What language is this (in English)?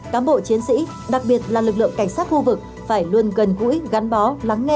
Vietnamese